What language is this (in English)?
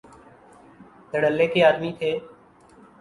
Urdu